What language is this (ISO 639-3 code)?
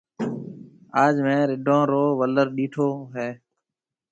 mve